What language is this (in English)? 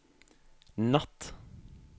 Norwegian